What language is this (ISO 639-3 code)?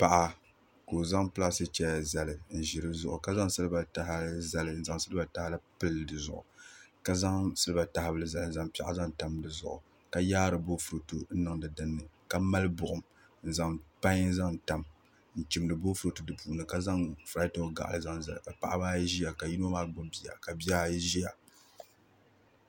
dag